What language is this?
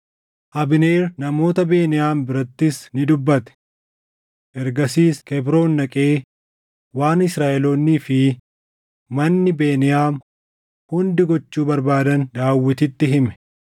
Oromo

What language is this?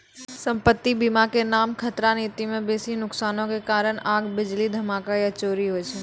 Maithili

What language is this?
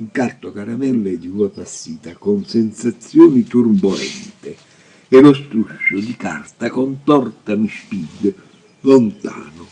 Italian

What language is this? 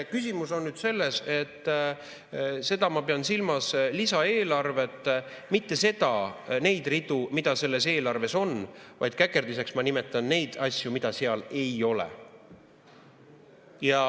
Estonian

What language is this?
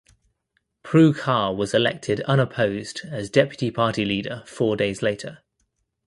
English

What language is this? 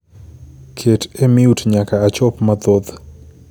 Luo (Kenya and Tanzania)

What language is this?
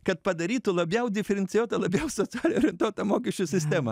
Lithuanian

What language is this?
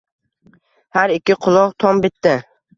Uzbek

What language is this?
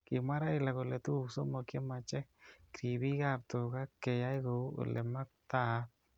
Kalenjin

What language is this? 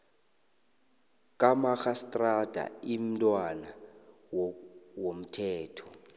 South Ndebele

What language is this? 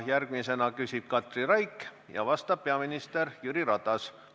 Estonian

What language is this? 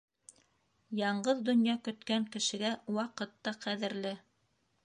Bashkir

